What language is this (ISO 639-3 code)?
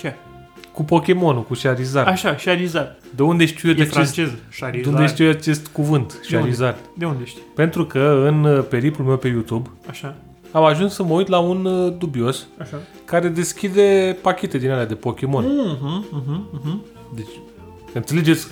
ron